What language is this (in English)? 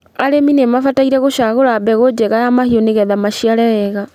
Kikuyu